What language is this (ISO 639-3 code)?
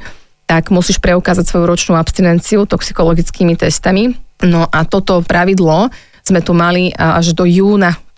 slk